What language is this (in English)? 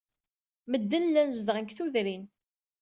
Kabyle